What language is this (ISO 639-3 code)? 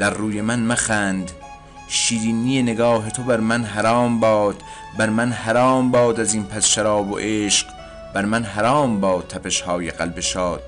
fas